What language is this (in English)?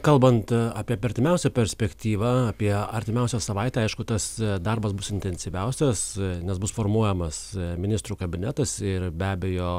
Lithuanian